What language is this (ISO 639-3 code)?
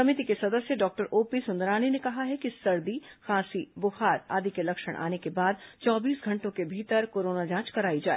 hin